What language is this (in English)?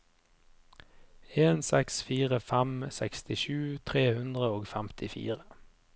Norwegian